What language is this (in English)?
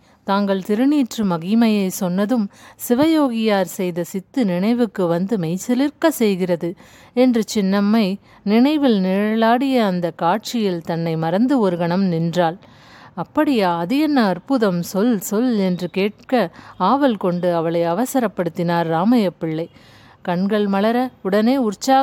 Tamil